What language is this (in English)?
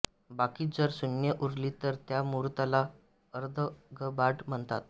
Marathi